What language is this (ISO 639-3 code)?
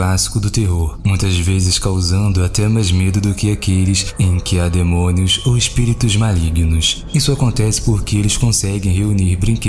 por